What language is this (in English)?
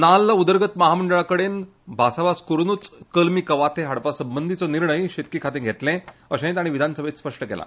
Konkani